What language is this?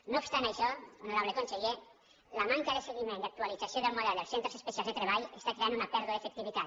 Catalan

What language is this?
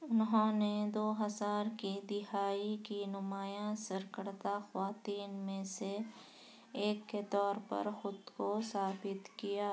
Urdu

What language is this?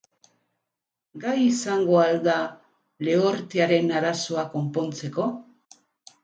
Basque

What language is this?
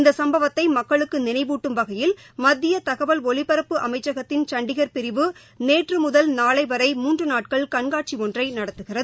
Tamil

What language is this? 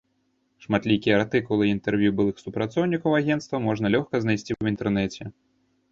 Belarusian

